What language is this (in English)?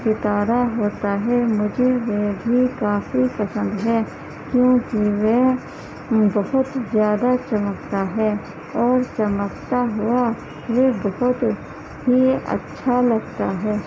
Urdu